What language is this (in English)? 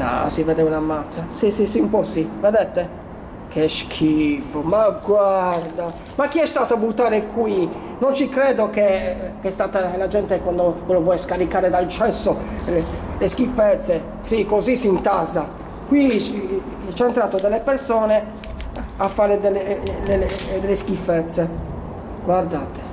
Italian